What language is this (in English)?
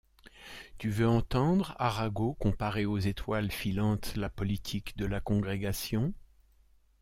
French